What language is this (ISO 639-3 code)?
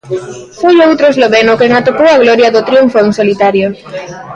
glg